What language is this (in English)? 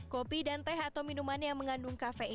Indonesian